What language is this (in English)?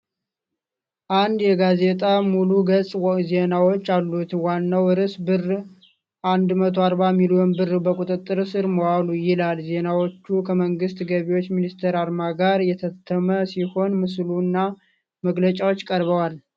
Amharic